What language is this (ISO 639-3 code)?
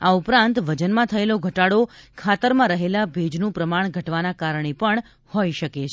guj